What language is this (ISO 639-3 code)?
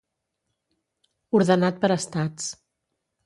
cat